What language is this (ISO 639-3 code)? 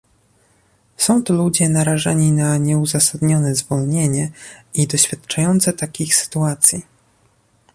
pol